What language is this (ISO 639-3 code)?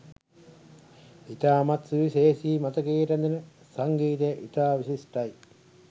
sin